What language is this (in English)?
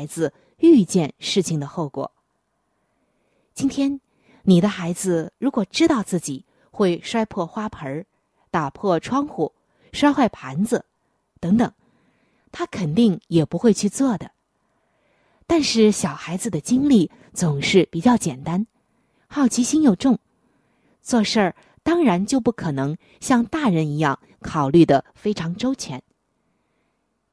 Chinese